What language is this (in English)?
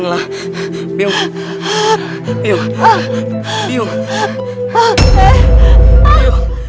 Indonesian